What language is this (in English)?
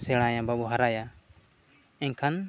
Santali